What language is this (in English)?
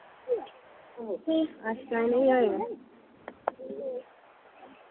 Dogri